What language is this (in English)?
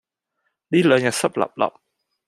Cantonese